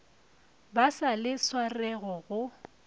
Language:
Northern Sotho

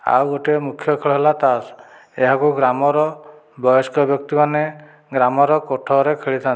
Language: Odia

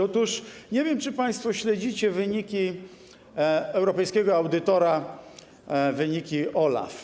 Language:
Polish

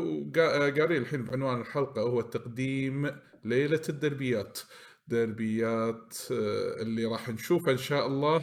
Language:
Arabic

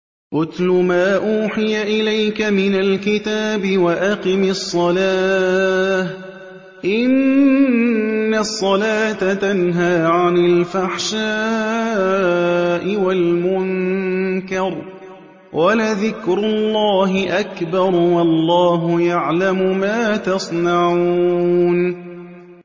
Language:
Arabic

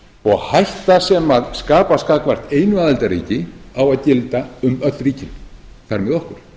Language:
Icelandic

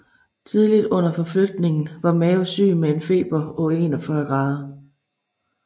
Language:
Danish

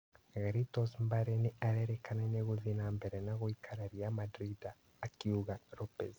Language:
Kikuyu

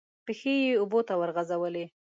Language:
Pashto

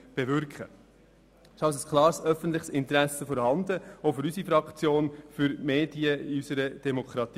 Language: Swiss German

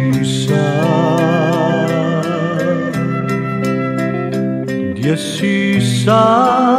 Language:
Turkish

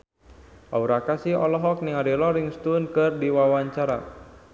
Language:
Sundanese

